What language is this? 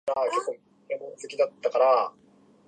Japanese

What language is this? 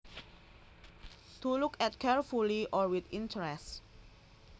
Javanese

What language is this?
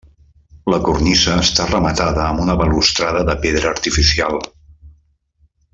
Catalan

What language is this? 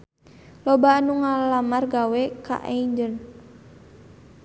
Sundanese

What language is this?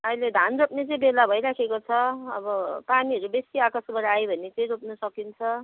Nepali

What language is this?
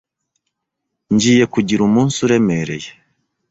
Kinyarwanda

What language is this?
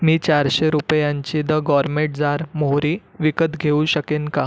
Marathi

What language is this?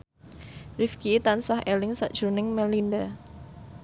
Javanese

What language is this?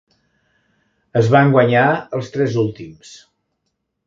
Catalan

